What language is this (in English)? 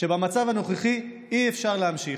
Hebrew